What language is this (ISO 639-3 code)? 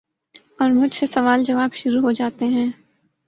urd